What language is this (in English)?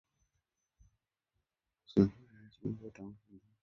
Swahili